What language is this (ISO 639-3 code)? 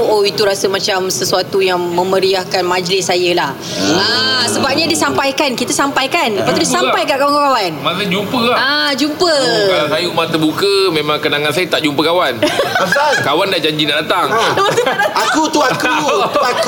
msa